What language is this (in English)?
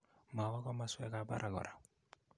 Kalenjin